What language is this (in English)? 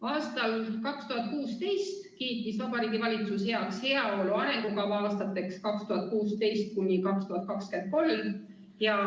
Estonian